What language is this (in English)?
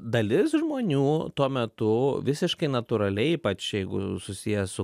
Lithuanian